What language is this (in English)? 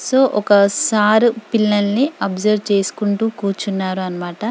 Telugu